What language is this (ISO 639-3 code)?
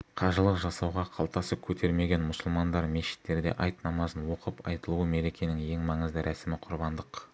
kaz